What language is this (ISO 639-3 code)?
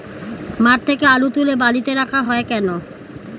ben